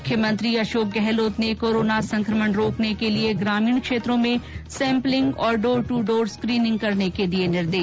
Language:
Hindi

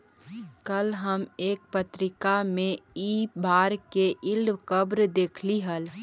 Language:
Magahi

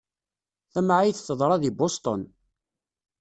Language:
Kabyle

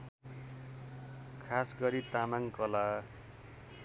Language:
Nepali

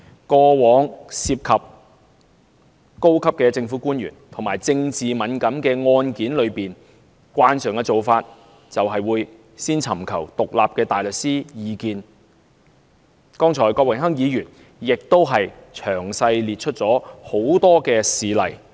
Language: Cantonese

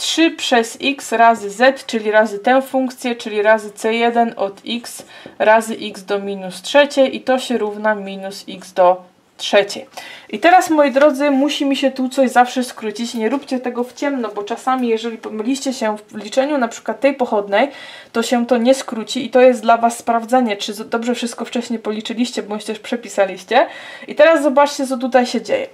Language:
Polish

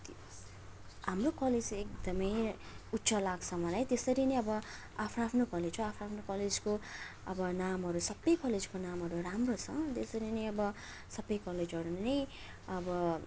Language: Nepali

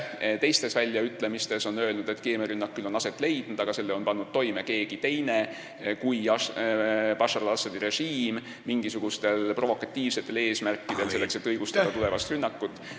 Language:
Estonian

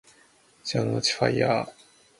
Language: Japanese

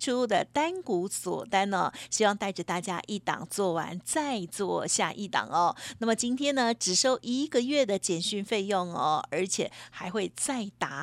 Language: Chinese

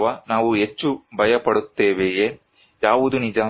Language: Kannada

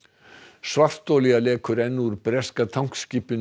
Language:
Icelandic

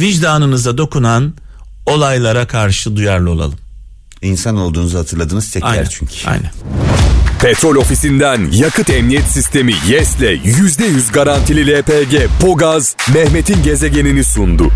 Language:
Turkish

